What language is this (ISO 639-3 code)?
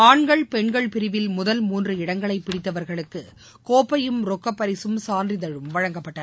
tam